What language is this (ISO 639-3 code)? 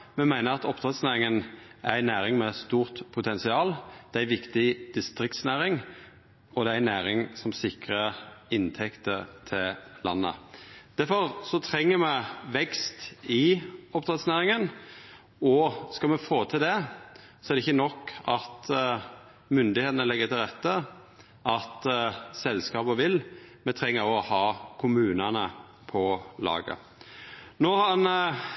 nno